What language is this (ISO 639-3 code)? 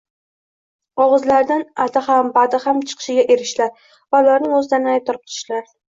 uzb